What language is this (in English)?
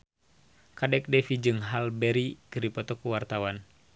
Sundanese